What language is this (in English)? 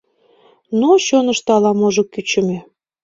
Mari